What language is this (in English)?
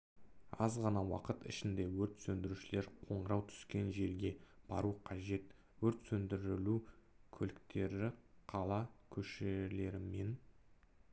Kazakh